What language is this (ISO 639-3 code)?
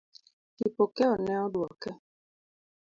luo